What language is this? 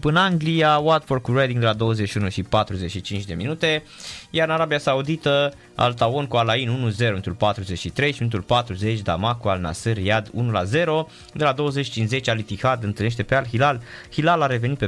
Romanian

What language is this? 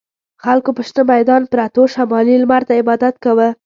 Pashto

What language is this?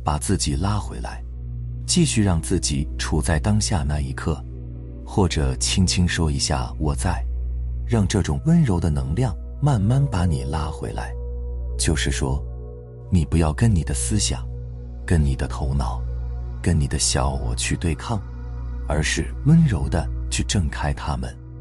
Chinese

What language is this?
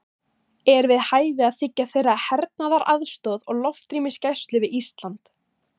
Icelandic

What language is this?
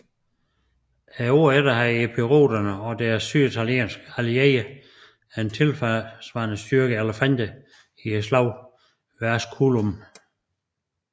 Danish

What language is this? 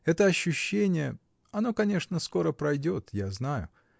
Russian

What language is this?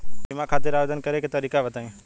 Bhojpuri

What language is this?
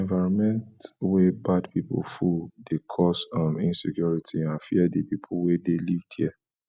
Nigerian Pidgin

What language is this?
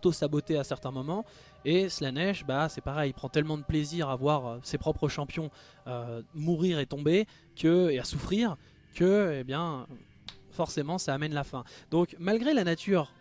French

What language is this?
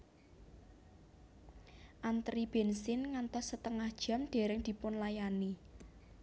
Javanese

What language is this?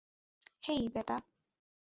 Bangla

